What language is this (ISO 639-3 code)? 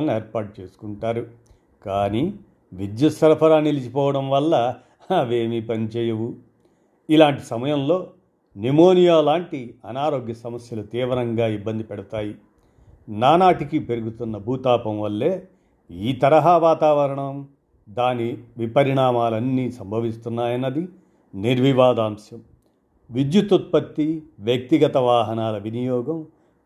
tel